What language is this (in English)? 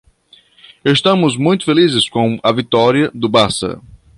Portuguese